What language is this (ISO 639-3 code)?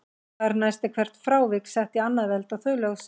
isl